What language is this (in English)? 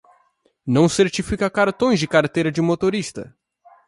Portuguese